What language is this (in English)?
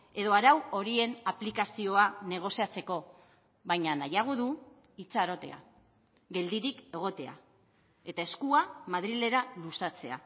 Basque